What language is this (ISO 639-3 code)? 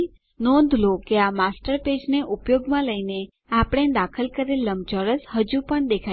guj